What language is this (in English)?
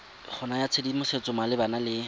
Tswana